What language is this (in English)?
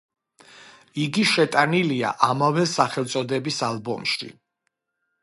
Georgian